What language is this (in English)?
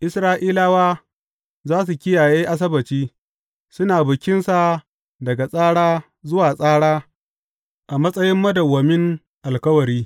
Hausa